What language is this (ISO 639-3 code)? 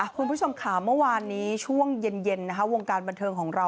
tha